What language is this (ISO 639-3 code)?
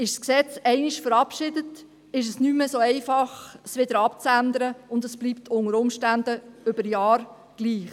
gsw